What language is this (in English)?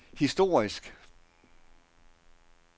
Danish